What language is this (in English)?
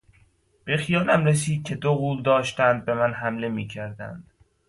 Persian